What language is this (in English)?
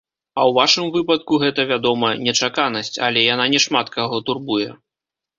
Belarusian